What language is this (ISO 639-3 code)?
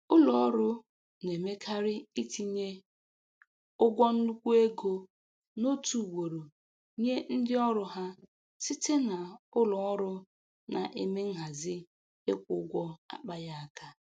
ibo